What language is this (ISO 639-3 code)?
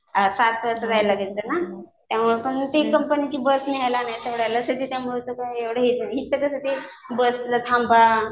mar